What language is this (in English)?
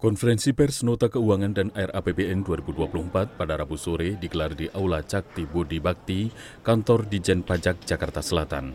Indonesian